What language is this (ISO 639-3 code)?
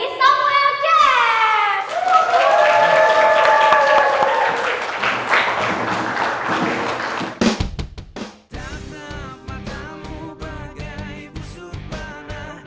ind